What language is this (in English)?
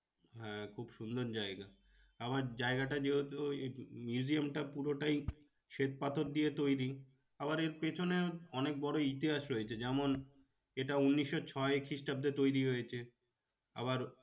Bangla